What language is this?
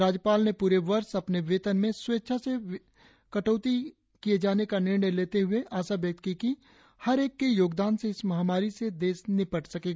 Hindi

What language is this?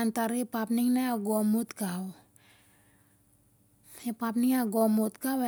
Siar-Lak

